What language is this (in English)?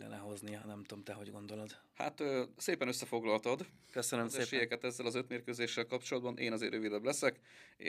Hungarian